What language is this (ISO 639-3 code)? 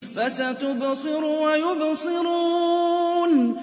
ara